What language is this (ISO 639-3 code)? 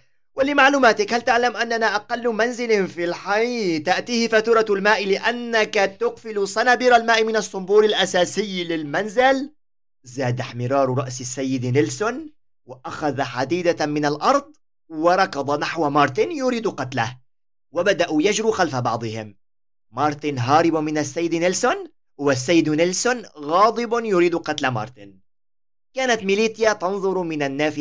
ara